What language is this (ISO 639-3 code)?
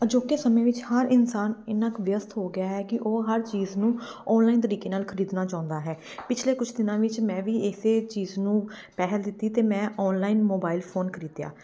pan